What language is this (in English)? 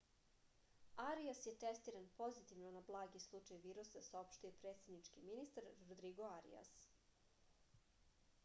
Serbian